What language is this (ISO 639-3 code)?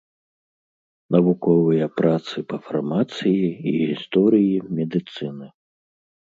bel